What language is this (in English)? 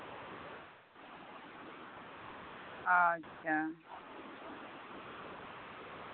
Santali